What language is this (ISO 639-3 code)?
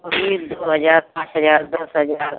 hin